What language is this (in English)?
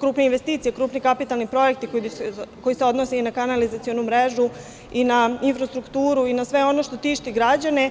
Serbian